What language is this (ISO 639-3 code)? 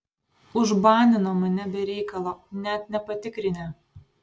lit